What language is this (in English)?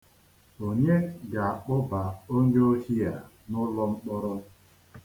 Igbo